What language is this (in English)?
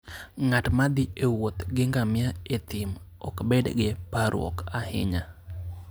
Luo (Kenya and Tanzania)